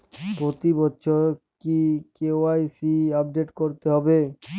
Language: Bangla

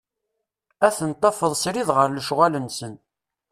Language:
Kabyle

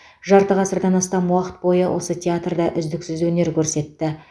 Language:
Kazakh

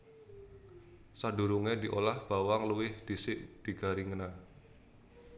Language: Javanese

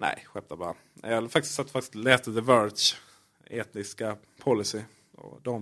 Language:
Swedish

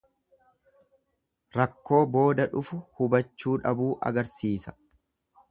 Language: Oromo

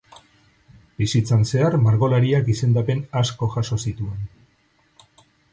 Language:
Basque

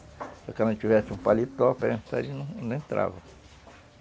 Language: Portuguese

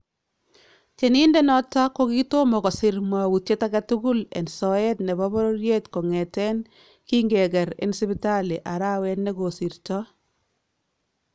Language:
Kalenjin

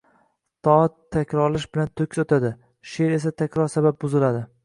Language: Uzbek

